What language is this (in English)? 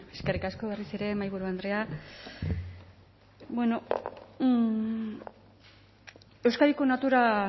Basque